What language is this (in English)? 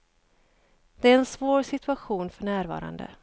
Swedish